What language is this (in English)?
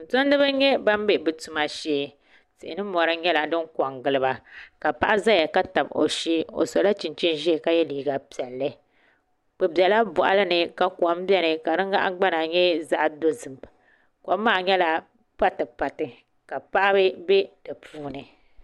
Dagbani